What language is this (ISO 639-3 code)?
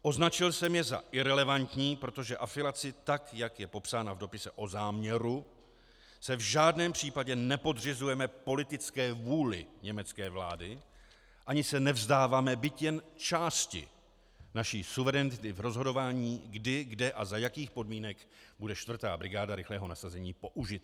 ces